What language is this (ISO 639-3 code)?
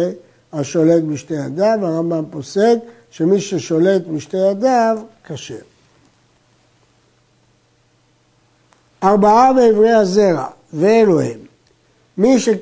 heb